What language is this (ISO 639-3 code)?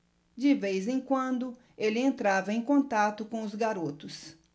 por